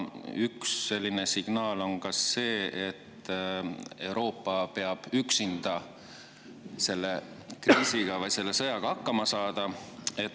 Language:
Estonian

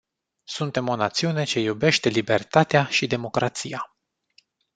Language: Romanian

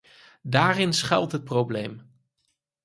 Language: Dutch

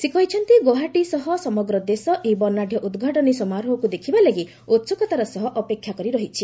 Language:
Odia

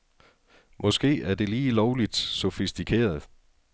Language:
Danish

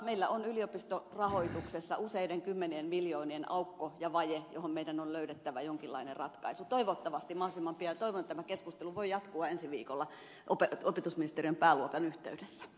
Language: Finnish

